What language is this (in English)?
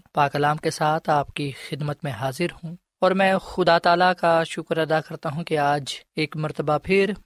Urdu